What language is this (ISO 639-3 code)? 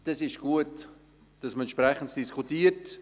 gsw